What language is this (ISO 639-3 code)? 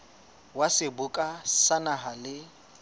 sot